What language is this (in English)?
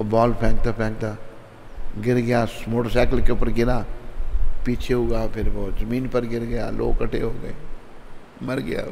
Hindi